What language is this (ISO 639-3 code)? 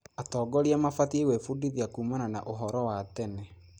kik